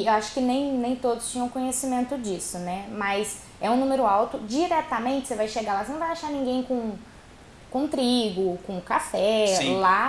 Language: Portuguese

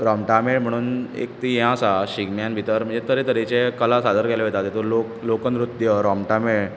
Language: Konkani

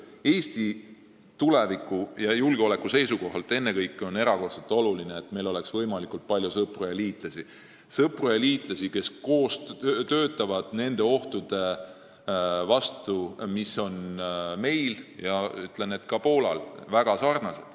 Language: Estonian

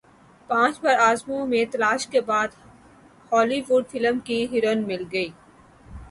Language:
Urdu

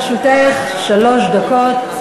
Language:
Hebrew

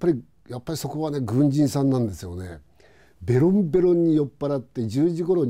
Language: Japanese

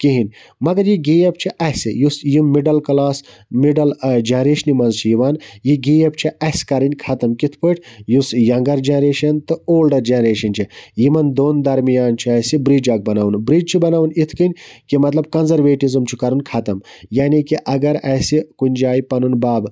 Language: Kashmiri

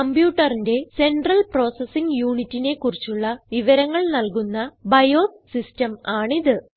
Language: Malayalam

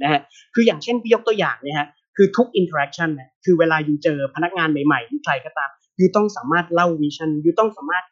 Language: Thai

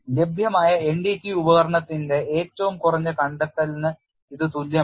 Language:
Malayalam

